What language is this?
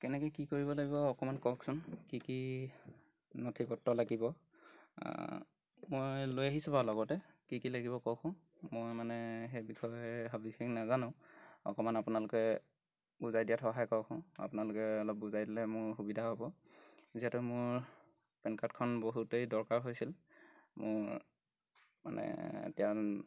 Assamese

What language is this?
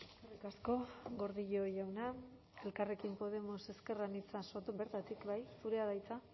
Basque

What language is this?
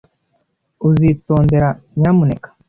Kinyarwanda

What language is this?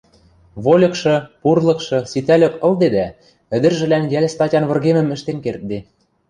Western Mari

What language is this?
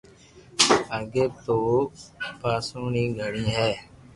Loarki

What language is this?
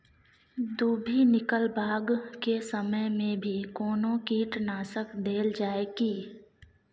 Maithili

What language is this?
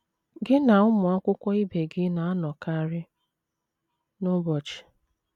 Igbo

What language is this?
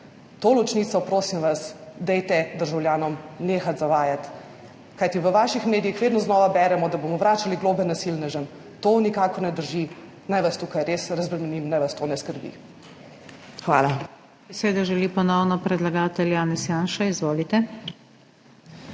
Slovenian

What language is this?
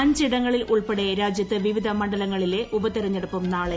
Malayalam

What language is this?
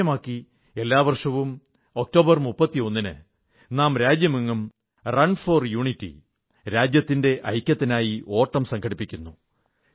Malayalam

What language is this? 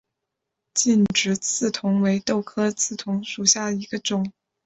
Chinese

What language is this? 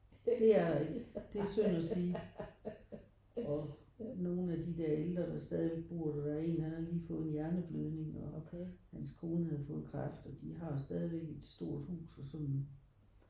Danish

